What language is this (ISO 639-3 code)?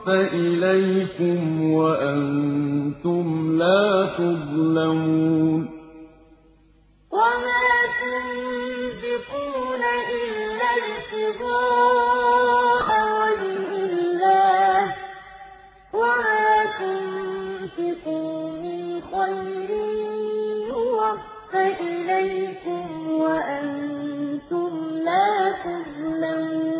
ara